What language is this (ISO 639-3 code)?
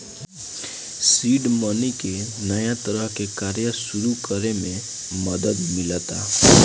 bho